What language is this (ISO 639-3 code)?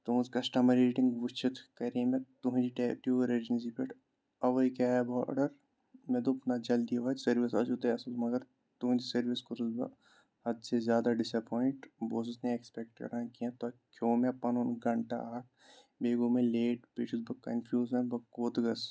kas